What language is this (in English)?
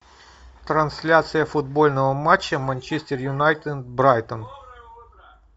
Russian